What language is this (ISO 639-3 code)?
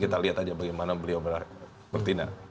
ind